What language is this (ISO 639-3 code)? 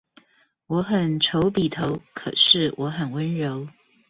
zho